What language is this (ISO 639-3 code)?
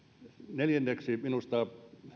fin